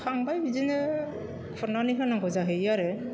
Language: Bodo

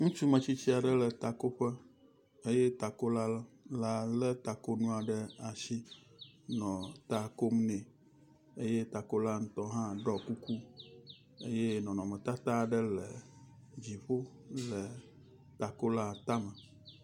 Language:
Ewe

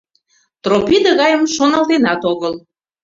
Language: Mari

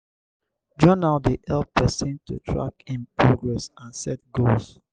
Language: Nigerian Pidgin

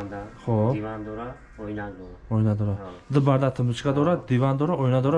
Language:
Turkish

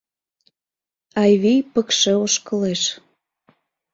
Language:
Mari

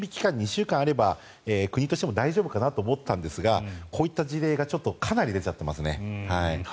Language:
Japanese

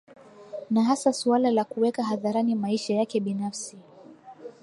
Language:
Swahili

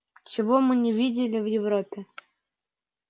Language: Russian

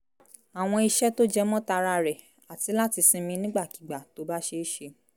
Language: Yoruba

